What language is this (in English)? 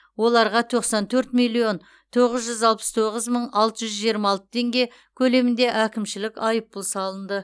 Kazakh